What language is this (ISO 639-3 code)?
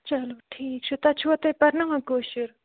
kas